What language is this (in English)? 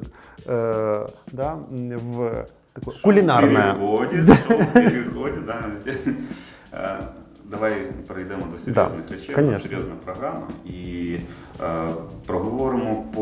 Russian